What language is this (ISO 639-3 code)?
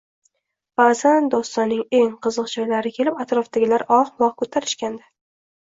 uzb